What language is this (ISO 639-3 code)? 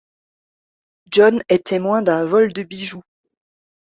fra